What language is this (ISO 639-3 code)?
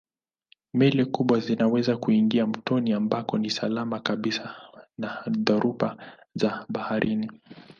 swa